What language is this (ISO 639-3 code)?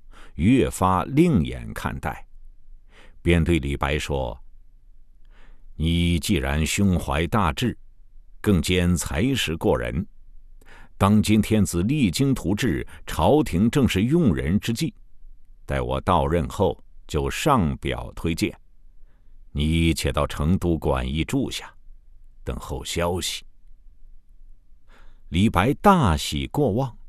zho